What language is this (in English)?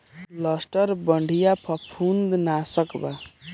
Bhojpuri